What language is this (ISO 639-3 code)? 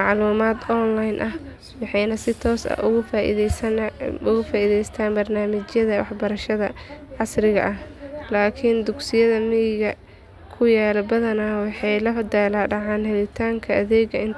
som